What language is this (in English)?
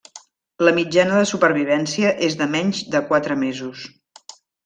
Catalan